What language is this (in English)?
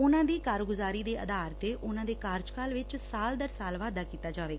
Punjabi